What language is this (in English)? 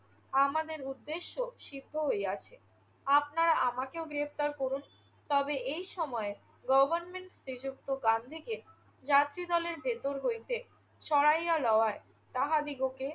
Bangla